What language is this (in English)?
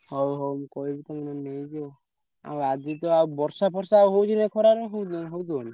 Odia